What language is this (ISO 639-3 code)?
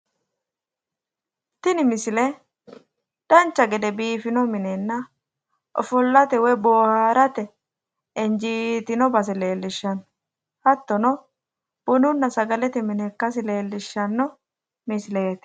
sid